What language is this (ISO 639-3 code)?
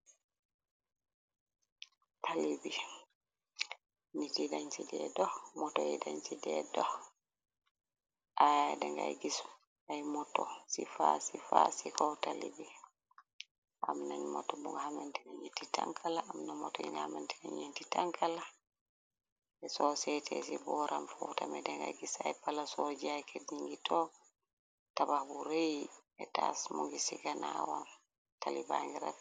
wol